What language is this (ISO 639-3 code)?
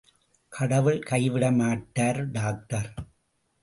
tam